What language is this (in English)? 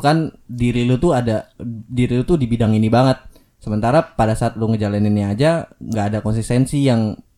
Indonesian